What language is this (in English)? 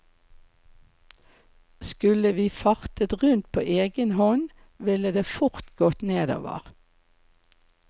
Norwegian